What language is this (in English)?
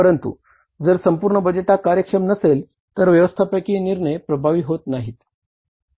Marathi